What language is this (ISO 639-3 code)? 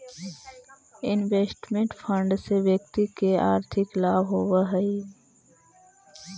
mag